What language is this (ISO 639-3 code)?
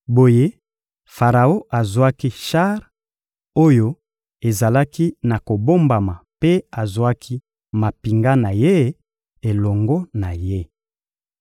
lin